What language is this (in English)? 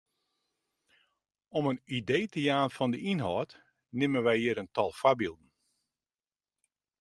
Western Frisian